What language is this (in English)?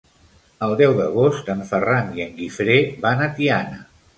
Catalan